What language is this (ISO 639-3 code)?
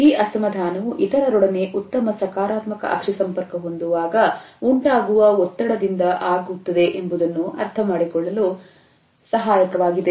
kan